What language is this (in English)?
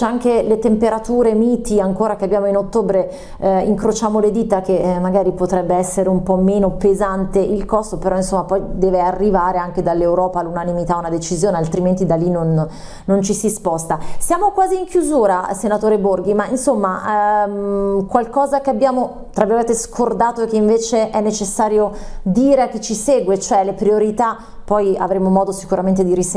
Italian